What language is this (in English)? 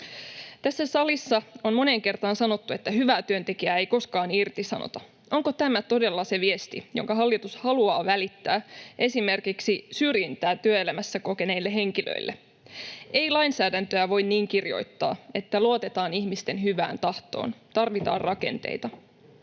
Finnish